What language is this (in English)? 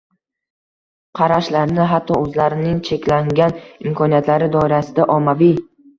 Uzbek